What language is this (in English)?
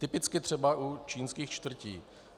Czech